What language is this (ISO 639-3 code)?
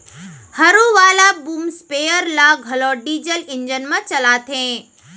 hne